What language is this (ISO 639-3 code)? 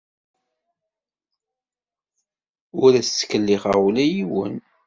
kab